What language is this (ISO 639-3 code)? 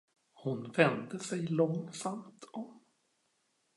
swe